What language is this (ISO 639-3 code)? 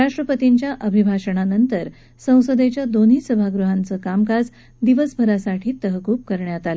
mar